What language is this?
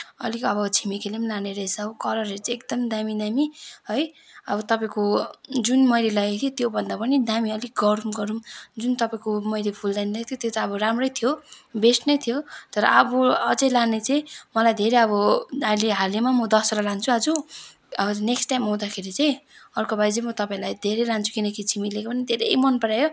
Nepali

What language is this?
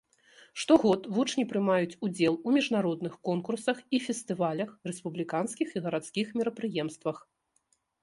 Belarusian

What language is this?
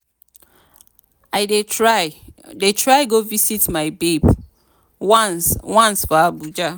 Nigerian Pidgin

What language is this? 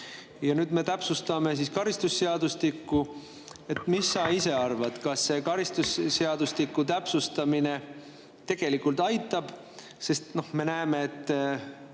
Estonian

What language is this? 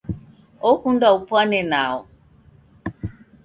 Taita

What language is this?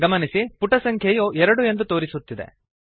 Kannada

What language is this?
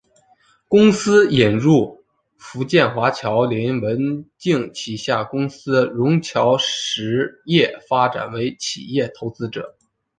Chinese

